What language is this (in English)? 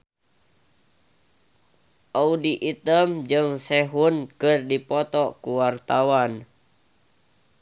Sundanese